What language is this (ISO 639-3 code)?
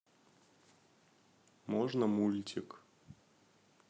rus